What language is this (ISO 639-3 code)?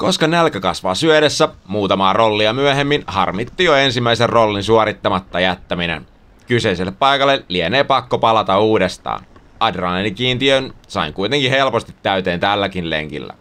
fin